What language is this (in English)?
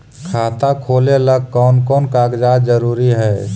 Magahi